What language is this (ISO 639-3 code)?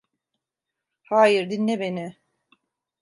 tur